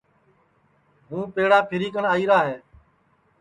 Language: Sansi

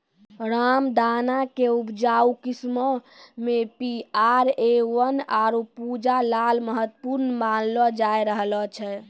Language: Maithili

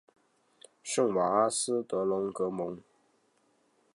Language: Chinese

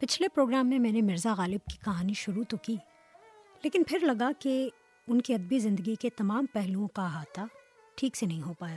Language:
Urdu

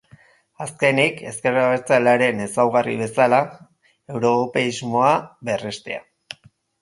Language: Basque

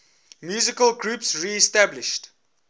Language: English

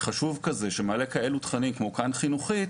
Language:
Hebrew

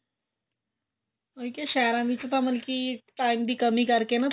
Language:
Punjabi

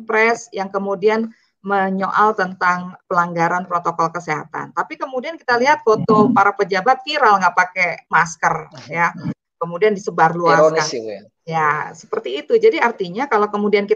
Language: Indonesian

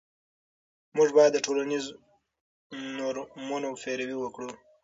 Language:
Pashto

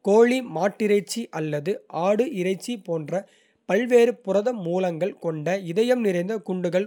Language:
Kota (India)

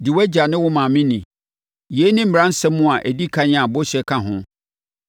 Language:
Akan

